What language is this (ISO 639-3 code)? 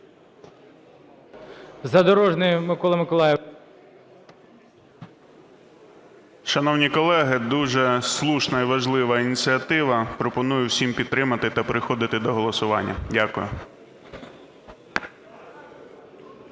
ukr